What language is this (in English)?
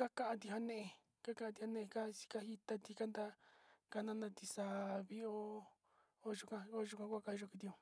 Sinicahua Mixtec